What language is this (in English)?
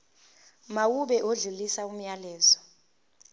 Zulu